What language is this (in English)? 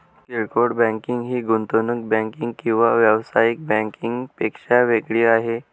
Marathi